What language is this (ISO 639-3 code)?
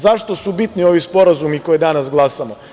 srp